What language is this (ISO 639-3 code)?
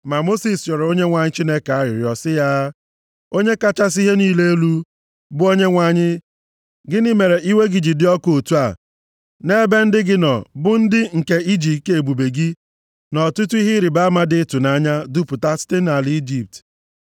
ibo